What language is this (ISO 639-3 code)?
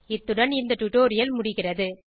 tam